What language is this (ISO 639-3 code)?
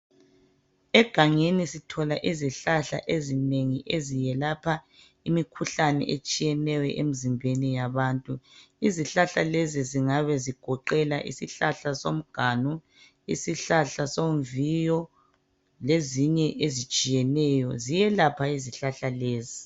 nde